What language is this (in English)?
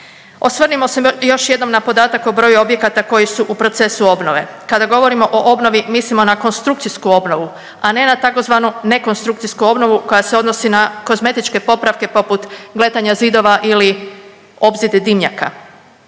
Croatian